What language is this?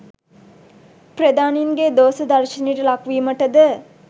Sinhala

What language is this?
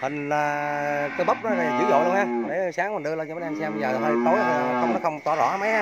Vietnamese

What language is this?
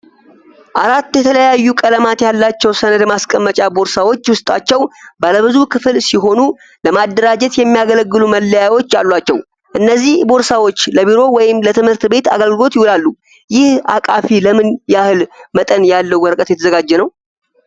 Amharic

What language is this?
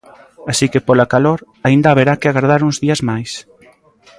Galician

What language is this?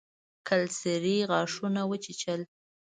Pashto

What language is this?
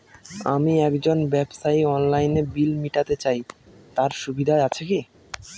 Bangla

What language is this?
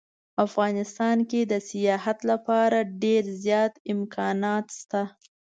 Pashto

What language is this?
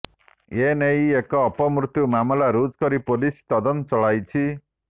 Odia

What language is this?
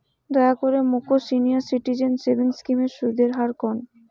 Bangla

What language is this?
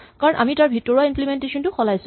Assamese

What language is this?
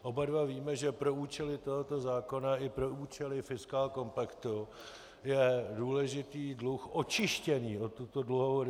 Czech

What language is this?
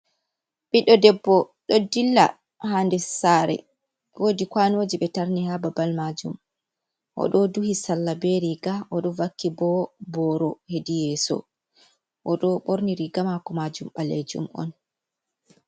Fula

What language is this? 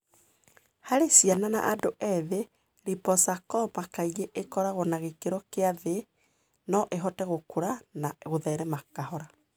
Kikuyu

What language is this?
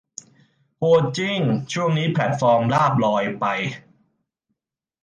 Thai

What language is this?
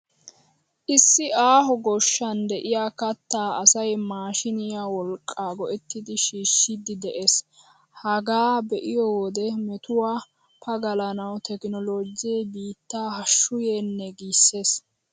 Wolaytta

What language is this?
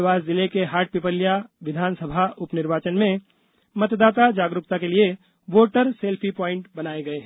Hindi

